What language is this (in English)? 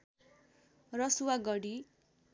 Nepali